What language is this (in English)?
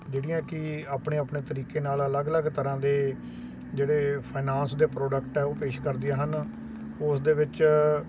Punjabi